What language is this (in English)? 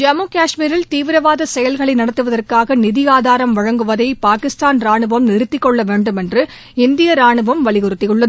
Tamil